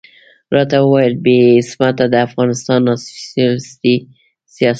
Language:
Pashto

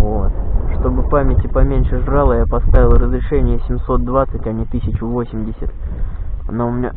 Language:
Russian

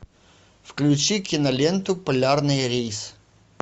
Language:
Russian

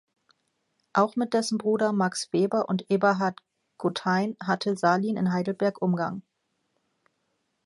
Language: German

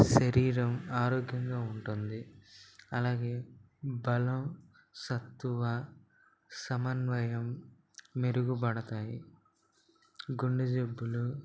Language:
Telugu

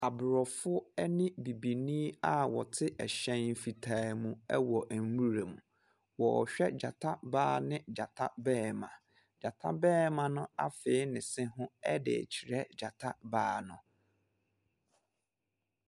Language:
Akan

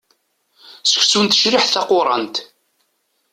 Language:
Kabyle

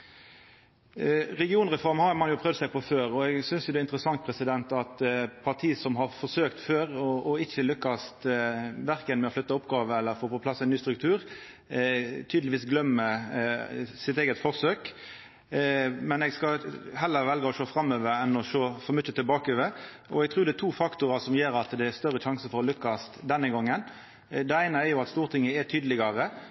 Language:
Norwegian Nynorsk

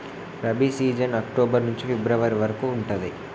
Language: Telugu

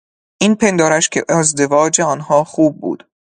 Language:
Persian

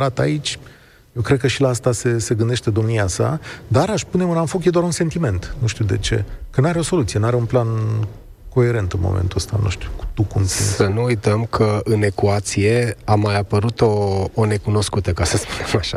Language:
Romanian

